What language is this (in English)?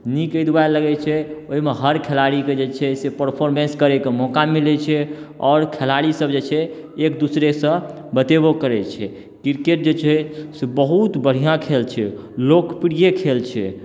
Maithili